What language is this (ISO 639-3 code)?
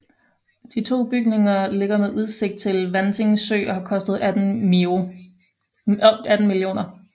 dan